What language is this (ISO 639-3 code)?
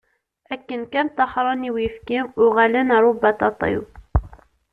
kab